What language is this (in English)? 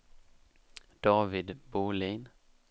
Swedish